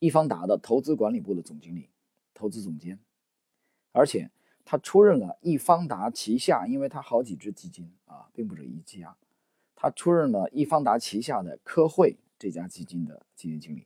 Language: Chinese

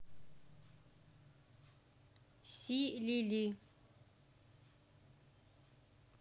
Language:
Russian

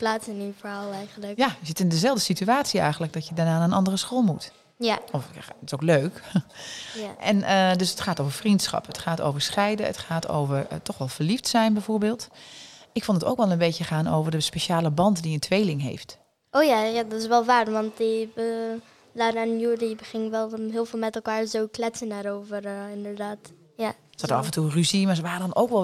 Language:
Dutch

